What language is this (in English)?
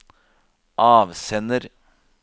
Norwegian